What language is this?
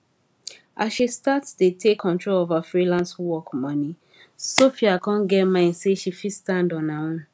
Nigerian Pidgin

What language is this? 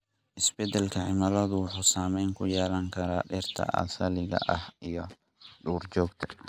Somali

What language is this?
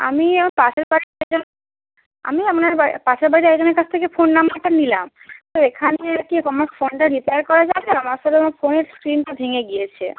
Bangla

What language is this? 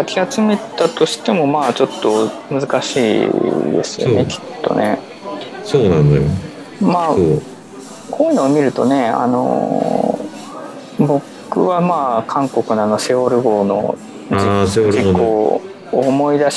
Japanese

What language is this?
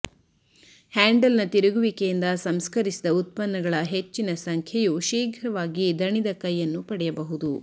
Kannada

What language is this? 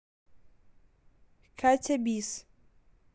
Russian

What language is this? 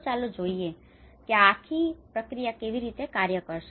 Gujarati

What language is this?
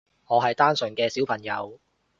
Cantonese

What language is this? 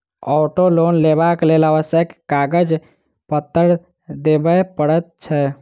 Maithili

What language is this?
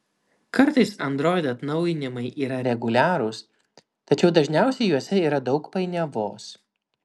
Lithuanian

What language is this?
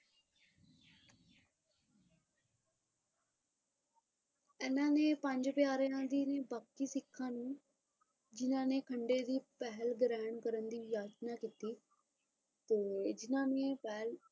Punjabi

